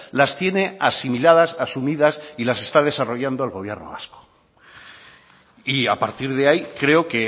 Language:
Spanish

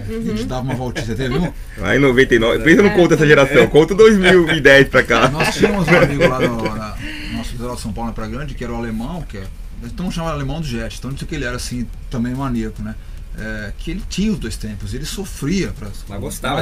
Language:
Portuguese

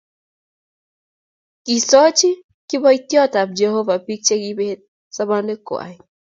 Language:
Kalenjin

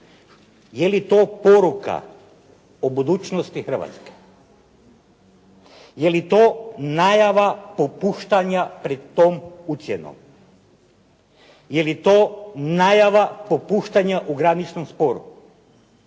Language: Croatian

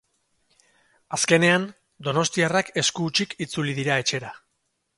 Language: Basque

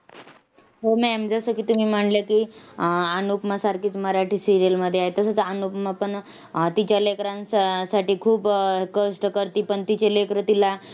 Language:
Marathi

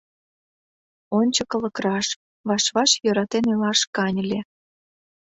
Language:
Mari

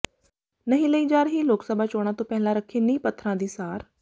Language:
Punjabi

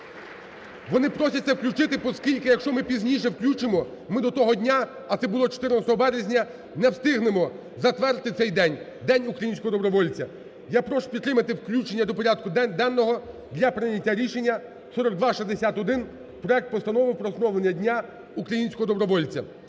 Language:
Ukrainian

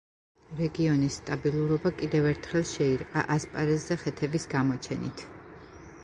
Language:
Georgian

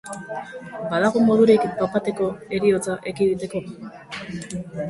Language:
Basque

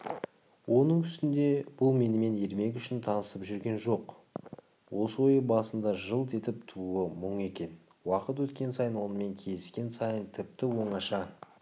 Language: Kazakh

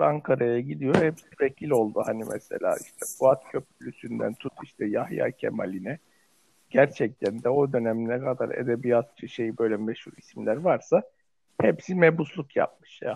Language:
Turkish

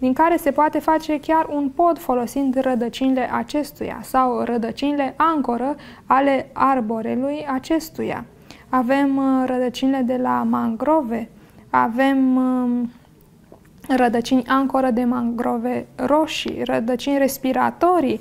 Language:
Romanian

